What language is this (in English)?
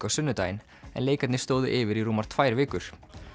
Icelandic